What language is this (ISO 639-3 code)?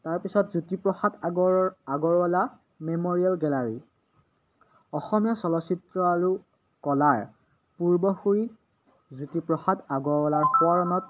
asm